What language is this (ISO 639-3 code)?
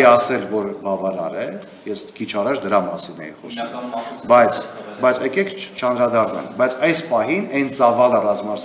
ron